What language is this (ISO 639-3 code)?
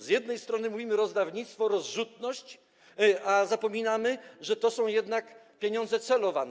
pol